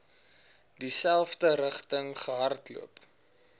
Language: Afrikaans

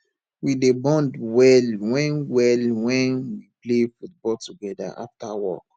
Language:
Nigerian Pidgin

